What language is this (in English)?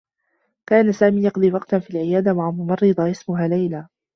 Arabic